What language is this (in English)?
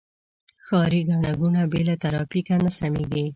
Pashto